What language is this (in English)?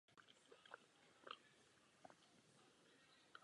Czech